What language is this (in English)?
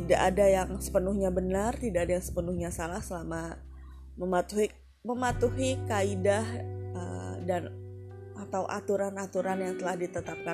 Indonesian